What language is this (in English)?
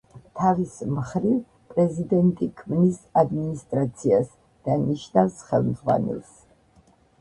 Georgian